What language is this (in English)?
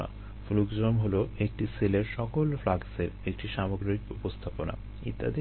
Bangla